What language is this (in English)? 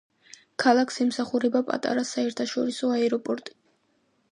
Georgian